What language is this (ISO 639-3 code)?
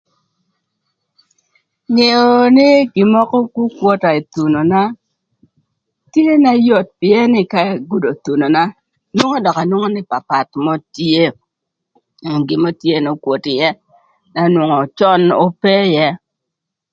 lth